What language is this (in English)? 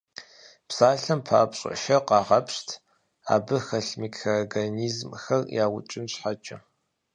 Kabardian